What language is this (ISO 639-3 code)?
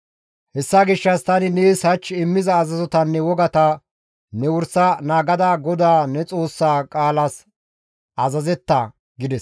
gmv